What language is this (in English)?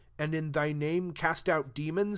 English